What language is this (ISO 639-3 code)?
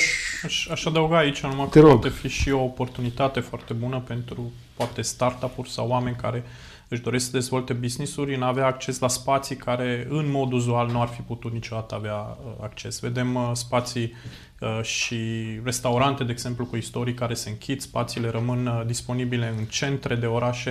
ron